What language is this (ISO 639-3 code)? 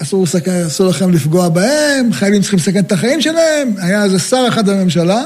heb